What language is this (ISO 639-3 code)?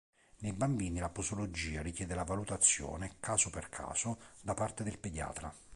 ita